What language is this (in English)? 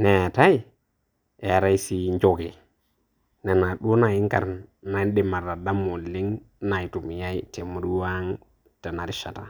Masai